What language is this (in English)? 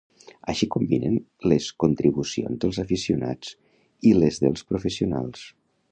Catalan